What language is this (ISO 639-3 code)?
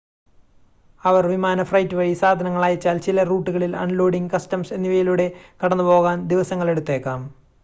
mal